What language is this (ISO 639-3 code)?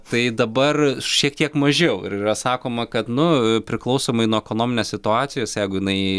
lit